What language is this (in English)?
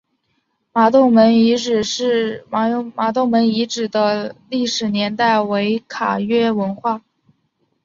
Chinese